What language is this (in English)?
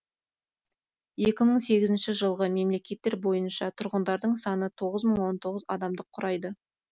Kazakh